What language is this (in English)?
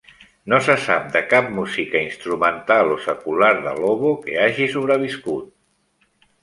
Catalan